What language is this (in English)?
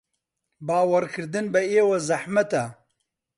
Central Kurdish